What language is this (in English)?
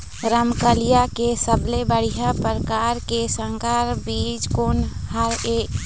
Chhattisgarhi